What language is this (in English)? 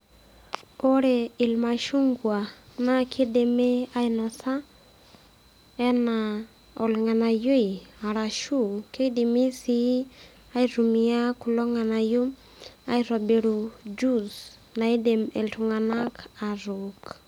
Masai